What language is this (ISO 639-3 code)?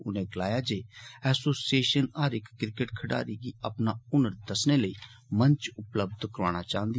doi